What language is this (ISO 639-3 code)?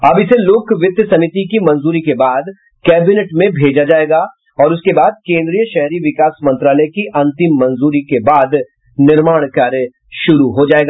hin